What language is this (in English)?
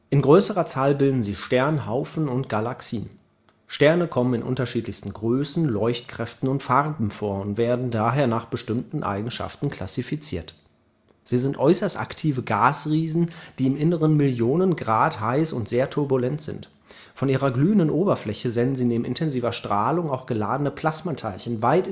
German